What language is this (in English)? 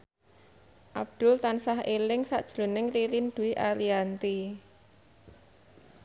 Javanese